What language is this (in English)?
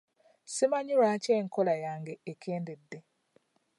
Ganda